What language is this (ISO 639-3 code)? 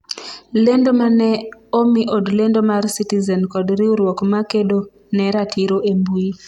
luo